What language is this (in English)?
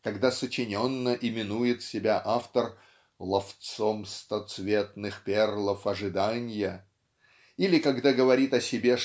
Russian